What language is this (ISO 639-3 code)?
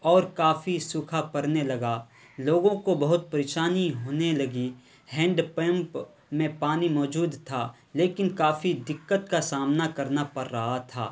urd